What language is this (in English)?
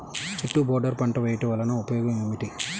Telugu